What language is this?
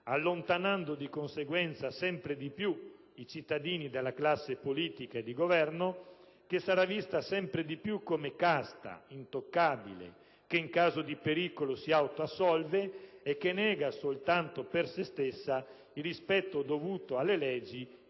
Italian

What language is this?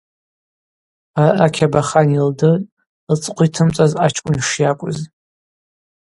Abaza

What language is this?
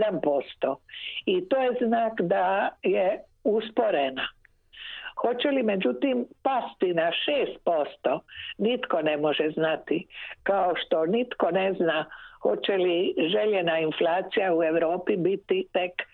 Croatian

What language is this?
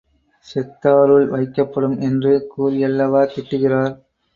Tamil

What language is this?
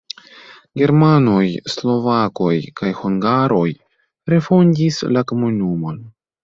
Esperanto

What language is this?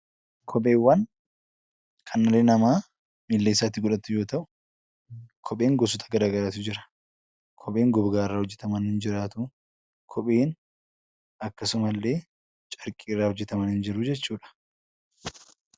Oromo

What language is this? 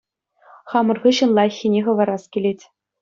Chuvash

